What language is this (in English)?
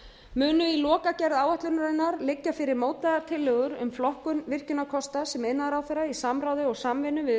Icelandic